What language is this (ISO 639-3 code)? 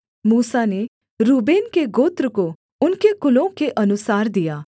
hin